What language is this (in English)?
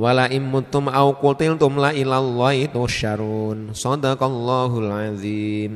Indonesian